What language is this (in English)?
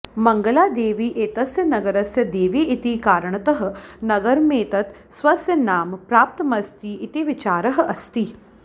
Sanskrit